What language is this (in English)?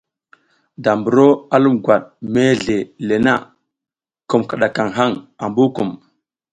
South Giziga